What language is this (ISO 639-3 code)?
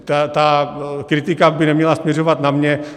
ces